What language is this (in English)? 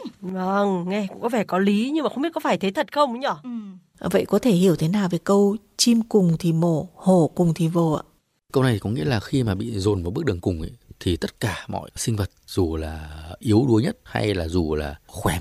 Vietnamese